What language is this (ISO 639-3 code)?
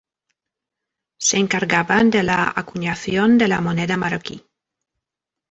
spa